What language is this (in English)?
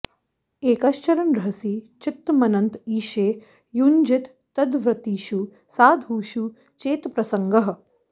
Sanskrit